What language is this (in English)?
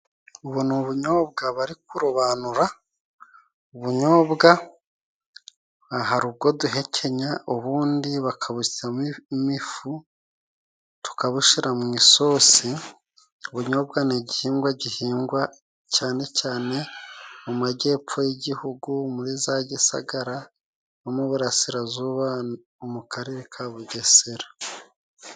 Kinyarwanda